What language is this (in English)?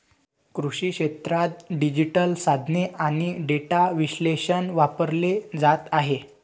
Marathi